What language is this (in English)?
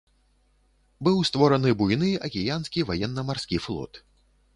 Belarusian